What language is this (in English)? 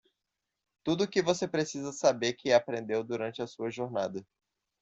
Portuguese